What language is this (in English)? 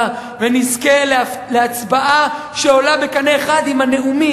Hebrew